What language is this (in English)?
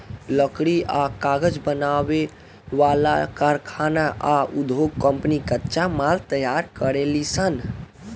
Bhojpuri